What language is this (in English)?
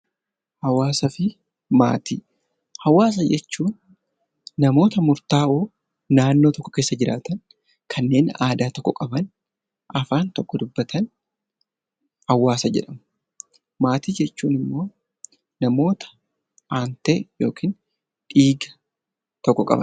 Oromo